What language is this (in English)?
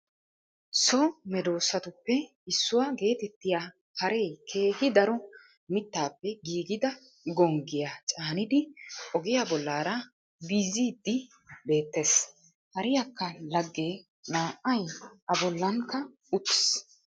Wolaytta